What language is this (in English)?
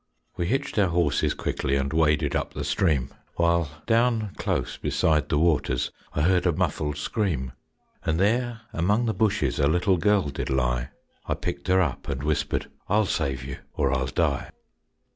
English